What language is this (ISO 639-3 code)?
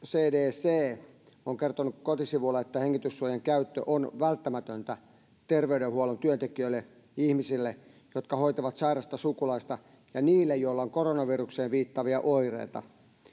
fin